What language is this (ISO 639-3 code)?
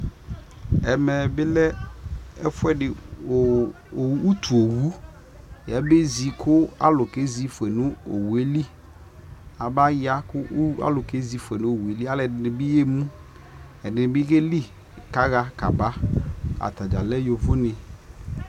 kpo